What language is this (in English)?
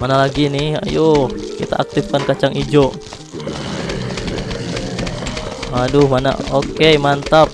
Indonesian